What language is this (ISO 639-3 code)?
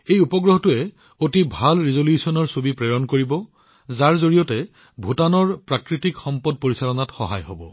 asm